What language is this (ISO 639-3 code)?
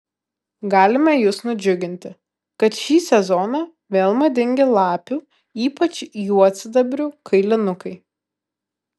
lit